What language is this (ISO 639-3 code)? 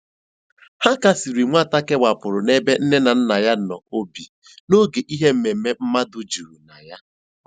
ibo